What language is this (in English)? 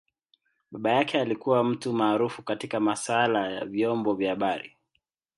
Swahili